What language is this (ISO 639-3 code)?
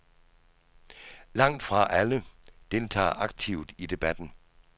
dan